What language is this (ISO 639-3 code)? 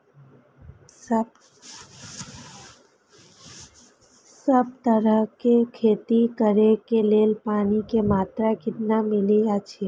mai